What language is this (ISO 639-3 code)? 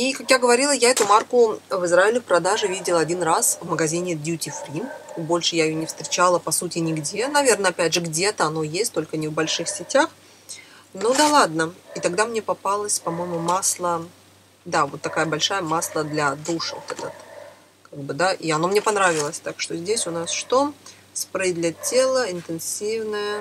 rus